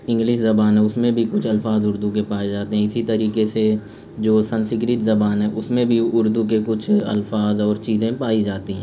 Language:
Urdu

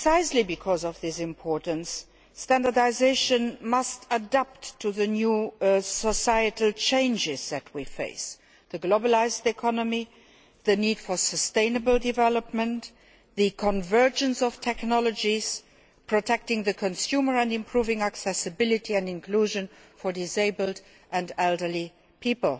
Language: English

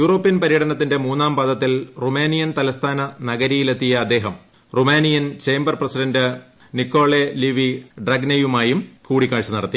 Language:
Malayalam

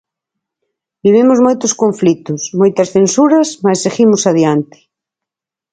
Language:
Galician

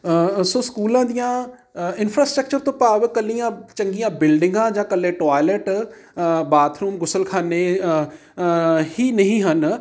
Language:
Punjabi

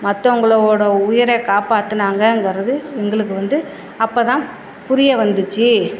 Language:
Tamil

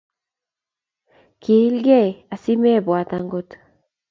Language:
Kalenjin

